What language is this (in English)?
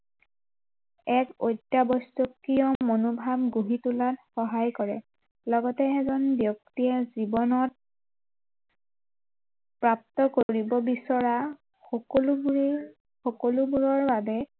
Assamese